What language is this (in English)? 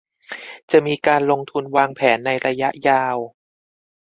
Thai